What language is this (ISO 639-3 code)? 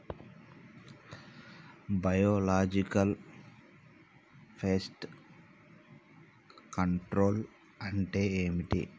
tel